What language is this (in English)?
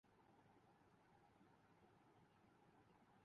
Urdu